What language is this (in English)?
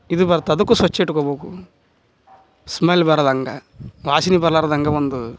Kannada